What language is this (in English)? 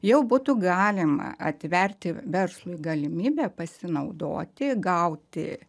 Lithuanian